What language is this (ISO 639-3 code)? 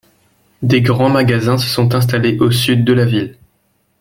fra